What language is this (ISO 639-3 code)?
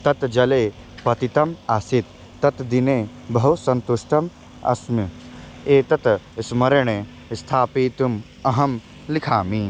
san